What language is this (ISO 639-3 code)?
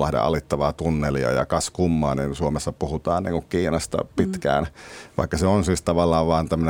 fin